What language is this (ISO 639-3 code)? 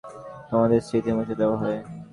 ben